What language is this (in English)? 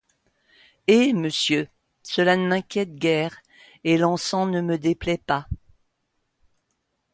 French